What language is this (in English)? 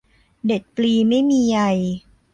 Thai